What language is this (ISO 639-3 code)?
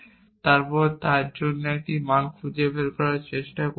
ben